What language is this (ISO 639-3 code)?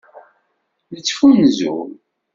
kab